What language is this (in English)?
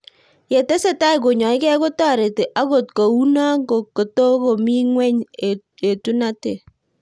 Kalenjin